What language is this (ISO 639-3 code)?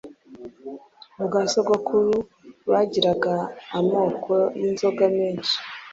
kin